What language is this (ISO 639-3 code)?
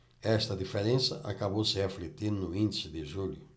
por